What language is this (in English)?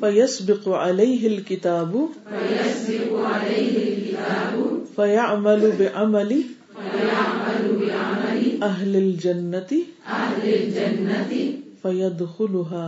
Urdu